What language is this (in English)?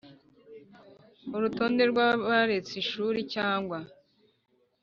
Kinyarwanda